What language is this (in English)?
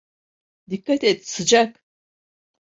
Turkish